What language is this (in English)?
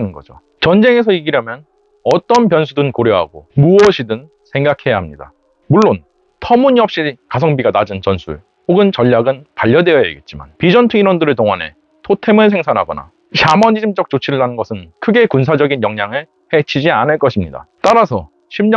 Korean